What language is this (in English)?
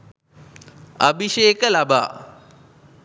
Sinhala